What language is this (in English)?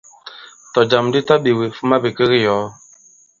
Bankon